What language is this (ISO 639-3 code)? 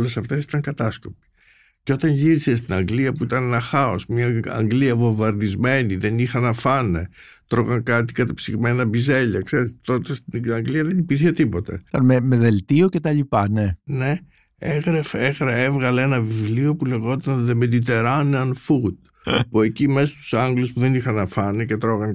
ell